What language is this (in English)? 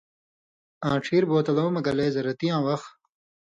Indus Kohistani